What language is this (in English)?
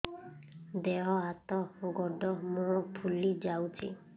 Odia